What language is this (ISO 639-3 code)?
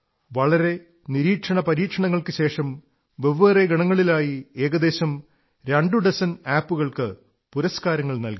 mal